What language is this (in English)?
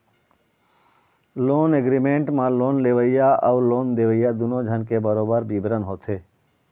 Chhattisgarhi